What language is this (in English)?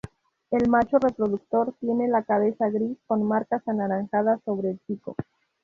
Spanish